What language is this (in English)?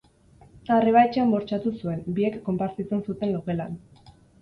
Basque